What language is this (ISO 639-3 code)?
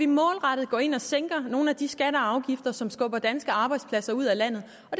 dan